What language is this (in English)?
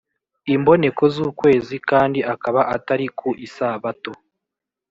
Kinyarwanda